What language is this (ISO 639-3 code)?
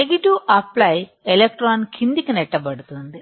tel